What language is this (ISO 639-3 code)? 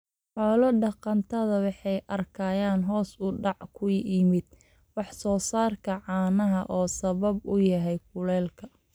som